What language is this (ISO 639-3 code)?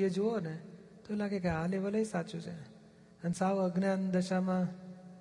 guj